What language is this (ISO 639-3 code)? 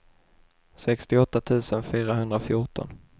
swe